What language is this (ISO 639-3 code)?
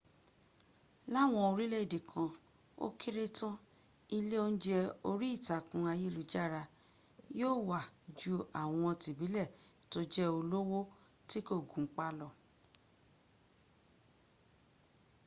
yor